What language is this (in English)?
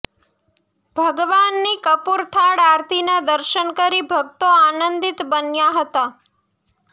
Gujarati